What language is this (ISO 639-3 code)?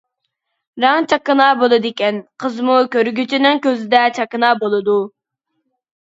uig